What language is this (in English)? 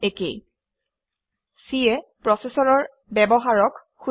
Assamese